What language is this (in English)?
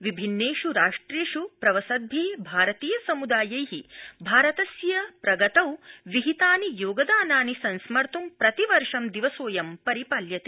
Sanskrit